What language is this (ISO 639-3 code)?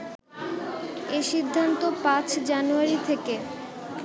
ben